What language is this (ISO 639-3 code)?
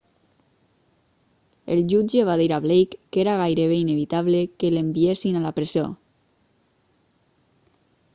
cat